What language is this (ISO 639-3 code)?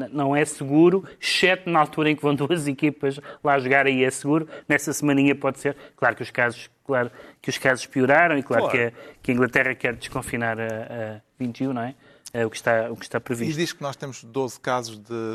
por